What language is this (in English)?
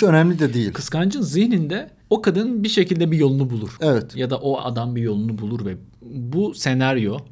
Turkish